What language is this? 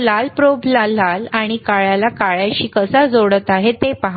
Marathi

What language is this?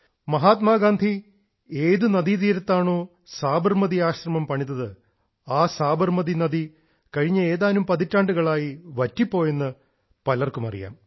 Malayalam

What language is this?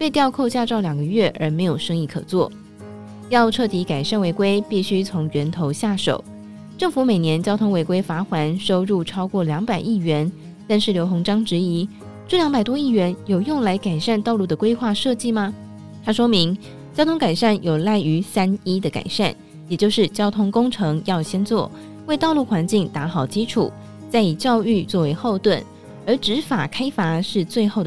Chinese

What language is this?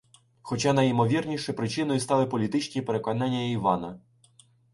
Ukrainian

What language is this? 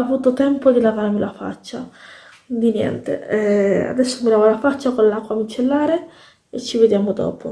Italian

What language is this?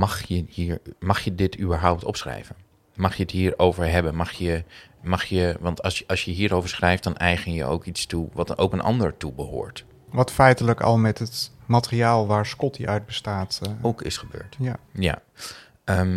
Dutch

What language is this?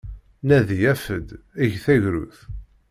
Kabyle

